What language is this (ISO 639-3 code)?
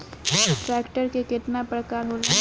bho